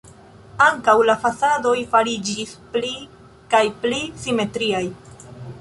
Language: Esperanto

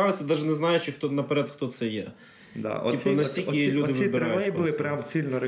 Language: Ukrainian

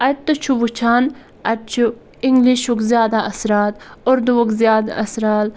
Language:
Kashmiri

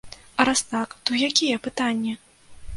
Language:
Belarusian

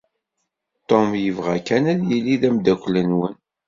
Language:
Kabyle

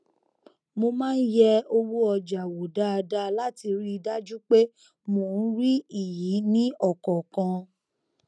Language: Yoruba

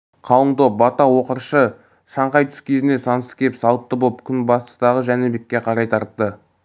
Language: Kazakh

